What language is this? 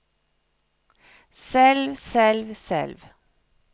Norwegian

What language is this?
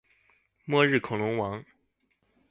Chinese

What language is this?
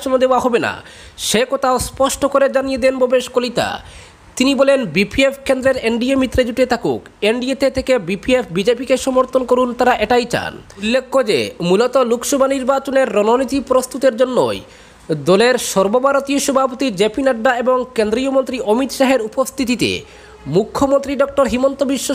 Indonesian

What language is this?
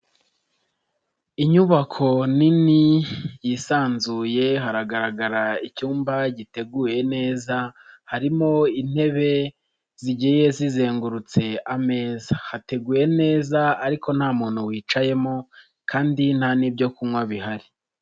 Kinyarwanda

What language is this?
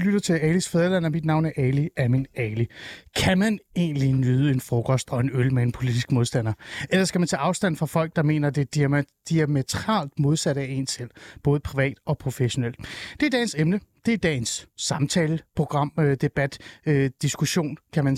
Danish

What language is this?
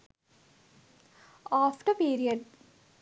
Sinhala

